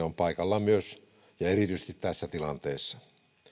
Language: Finnish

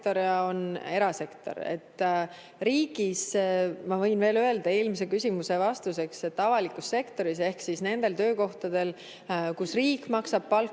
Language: Estonian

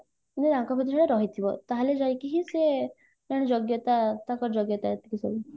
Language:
Odia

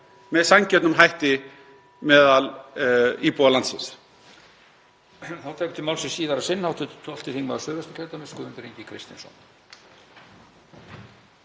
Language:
Icelandic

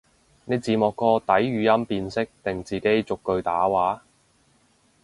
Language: Cantonese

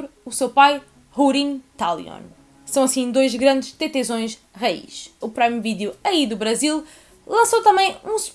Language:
Portuguese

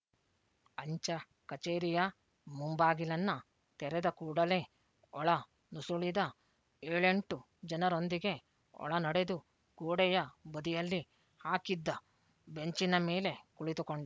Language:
Kannada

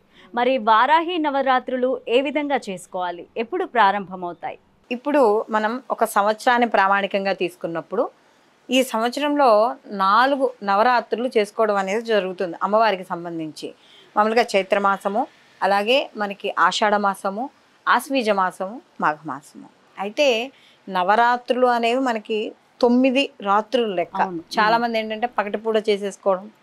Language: Telugu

